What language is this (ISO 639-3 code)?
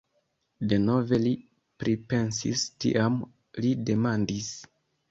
epo